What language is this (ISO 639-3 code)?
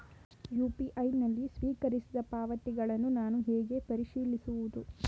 kan